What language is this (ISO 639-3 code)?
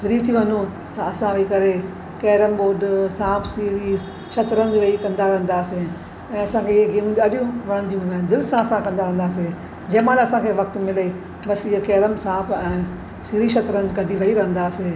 snd